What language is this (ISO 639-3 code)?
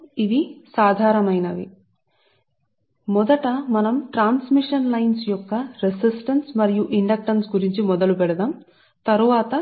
tel